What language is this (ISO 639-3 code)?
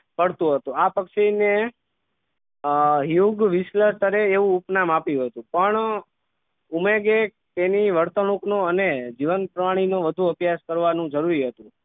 guj